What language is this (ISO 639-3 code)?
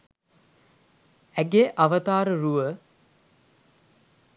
sin